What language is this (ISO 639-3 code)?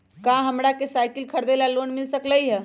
mag